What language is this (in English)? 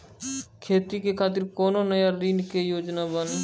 Maithili